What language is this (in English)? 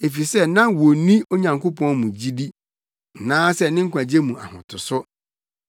Akan